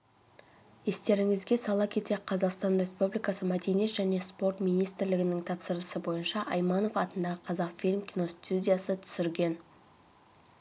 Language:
Kazakh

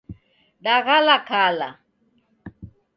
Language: Taita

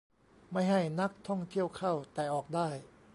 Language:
Thai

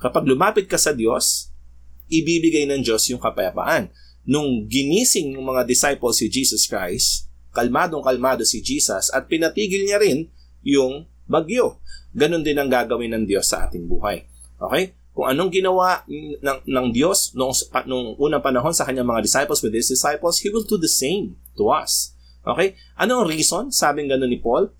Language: Filipino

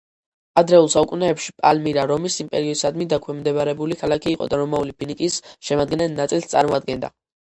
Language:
Georgian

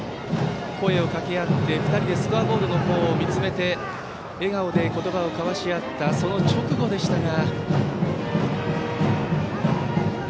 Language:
Japanese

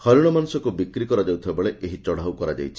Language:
Odia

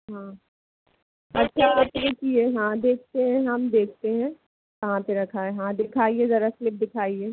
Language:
Hindi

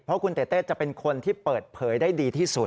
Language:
Thai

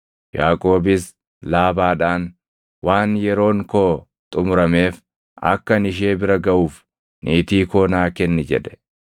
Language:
Oromo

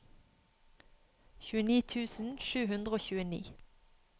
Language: Norwegian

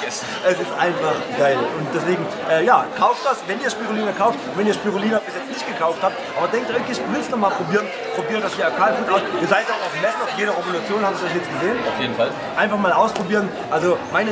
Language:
German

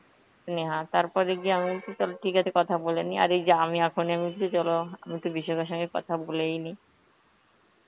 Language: Bangla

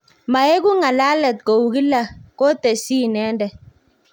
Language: Kalenjin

